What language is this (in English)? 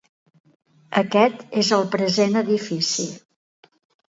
Catalan